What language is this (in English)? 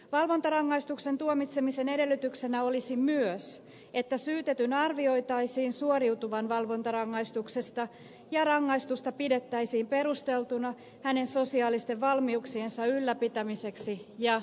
Finnish